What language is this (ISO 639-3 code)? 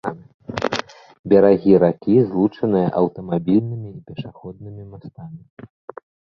bel